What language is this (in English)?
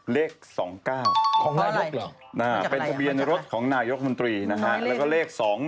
Thai